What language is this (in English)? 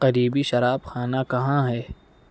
Urdu